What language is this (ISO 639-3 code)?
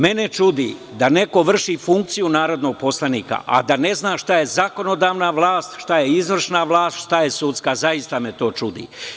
srp